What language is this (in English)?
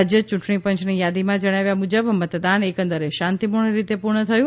Gujarati